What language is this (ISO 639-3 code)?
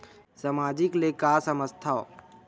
hne